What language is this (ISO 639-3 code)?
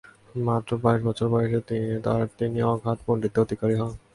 ben